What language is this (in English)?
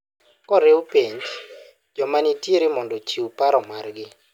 Luo (Kenya and Tanzania)